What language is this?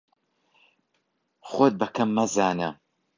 Central Kurdish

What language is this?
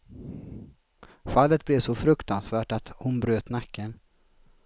Swedish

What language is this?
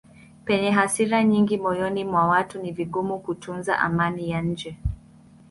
Swahili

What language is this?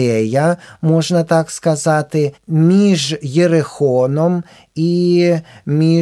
Ukrainian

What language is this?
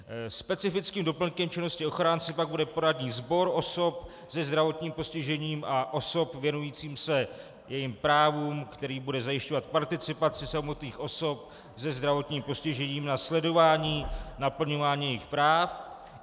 Czech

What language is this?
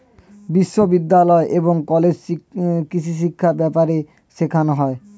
Bangla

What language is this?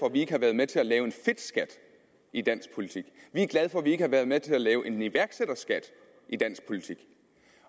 Danish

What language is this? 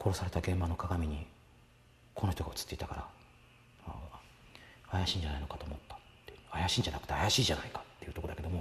Japanese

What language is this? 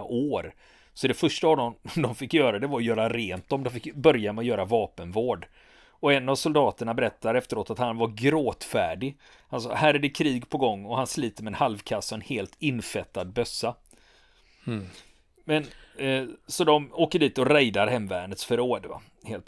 Swedish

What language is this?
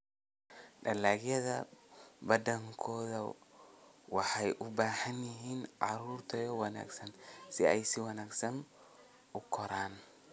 Somali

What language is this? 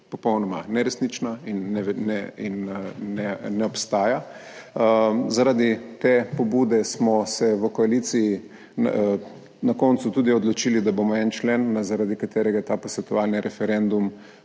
Slovenian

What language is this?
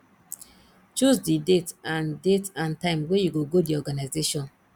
Nigerian Pidgin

